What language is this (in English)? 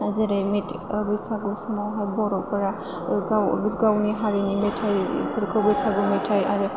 Bodo